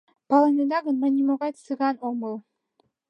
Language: Mari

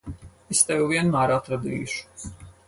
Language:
Latvian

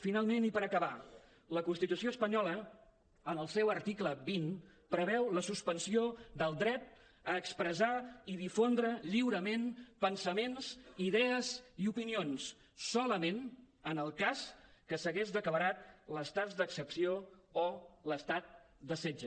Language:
Catalan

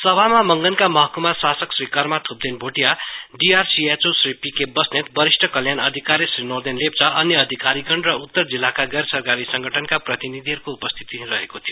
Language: Nepali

